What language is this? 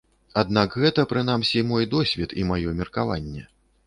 Belarusian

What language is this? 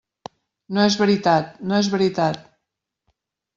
Catalan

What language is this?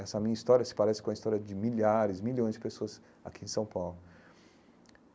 Portuguese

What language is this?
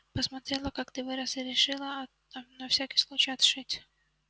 Russian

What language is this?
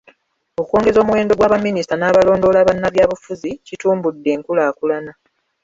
Ganda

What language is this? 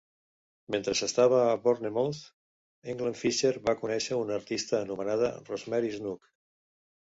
Catalan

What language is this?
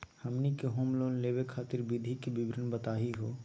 Magahi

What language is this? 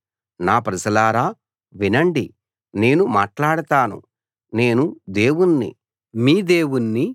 Telugu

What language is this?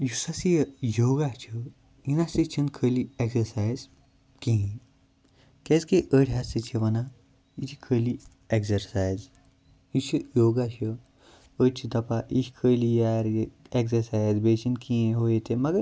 Kashmiri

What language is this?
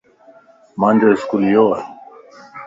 Lasi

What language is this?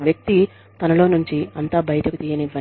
Telugu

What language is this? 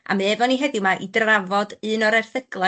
Welsh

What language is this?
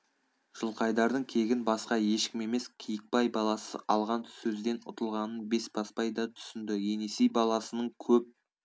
Kazakh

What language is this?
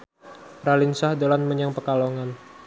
Javanese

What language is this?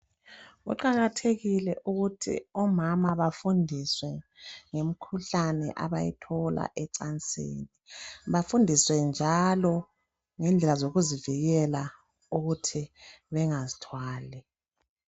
North Ndebele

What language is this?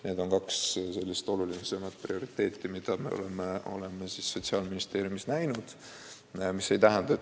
Estonian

